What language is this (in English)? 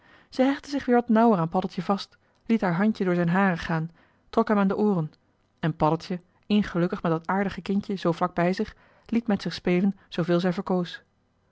Dutch